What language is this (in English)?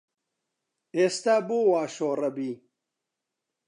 Central Kurdish